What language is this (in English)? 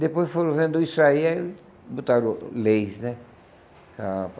Portuguese